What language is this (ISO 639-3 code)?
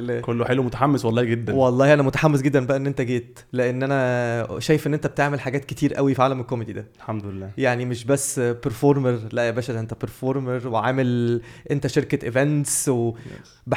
ara